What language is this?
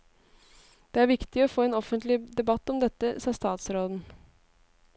Norwegian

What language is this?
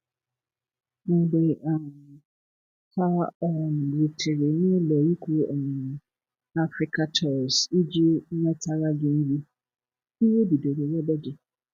Igbo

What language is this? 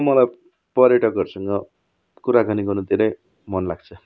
Nepali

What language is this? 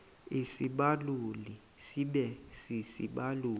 Xhosa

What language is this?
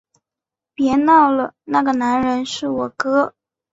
Chinese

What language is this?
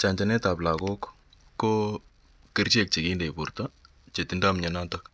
Kalenjin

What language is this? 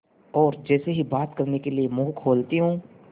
Hindi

